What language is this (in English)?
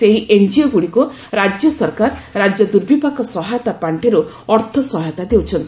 Odia